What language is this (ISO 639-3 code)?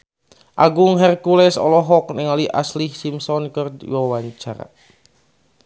sun